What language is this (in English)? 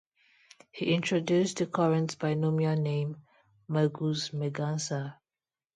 English